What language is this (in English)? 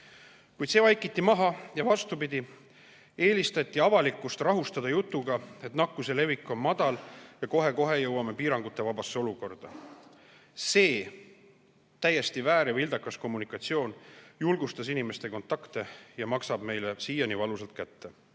Estonian